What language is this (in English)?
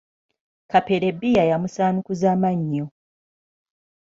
Ganda